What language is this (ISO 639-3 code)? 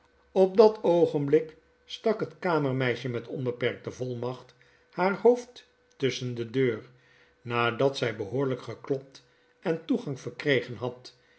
nld